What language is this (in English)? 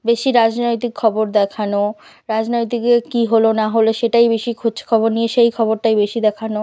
Bangla